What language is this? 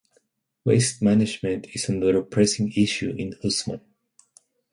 English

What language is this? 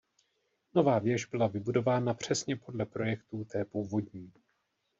Czech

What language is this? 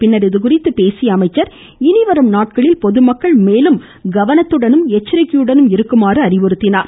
Tamil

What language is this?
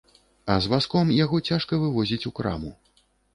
Belarusian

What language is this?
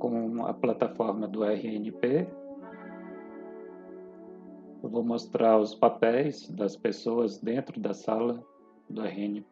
Portuguese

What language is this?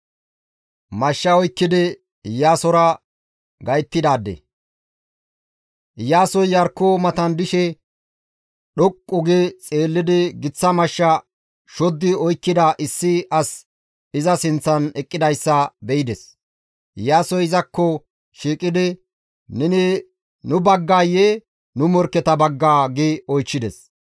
Gamo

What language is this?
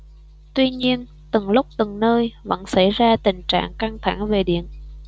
Vietnamese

